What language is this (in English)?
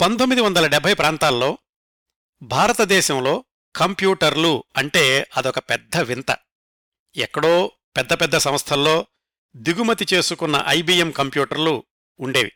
Telugu